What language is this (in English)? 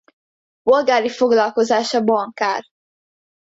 Hungarian